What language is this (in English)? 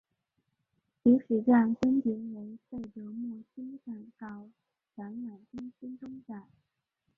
Chinese